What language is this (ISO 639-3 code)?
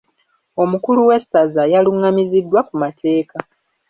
lug